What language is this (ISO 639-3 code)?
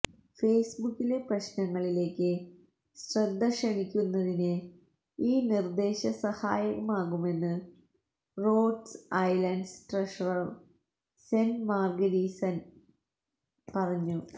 mal